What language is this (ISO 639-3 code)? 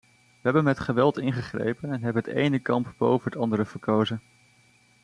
nld